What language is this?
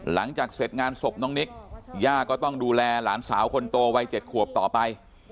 Thai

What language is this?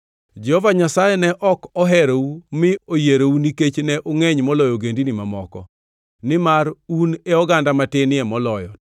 Luo (Kenya and Tanzania)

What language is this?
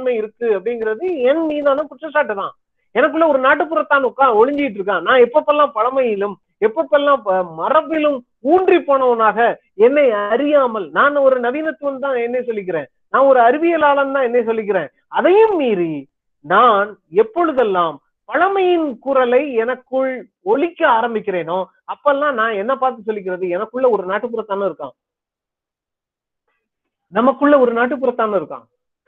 Tamil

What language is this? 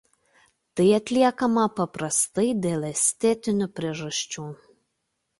Lithuanian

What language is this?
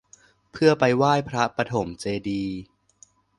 Thai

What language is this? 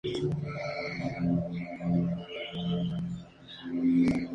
Spanish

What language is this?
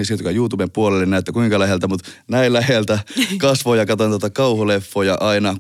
Finnish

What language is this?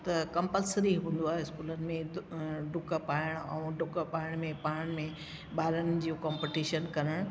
Sindhi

